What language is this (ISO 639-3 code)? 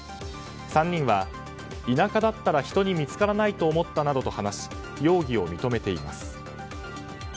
jpn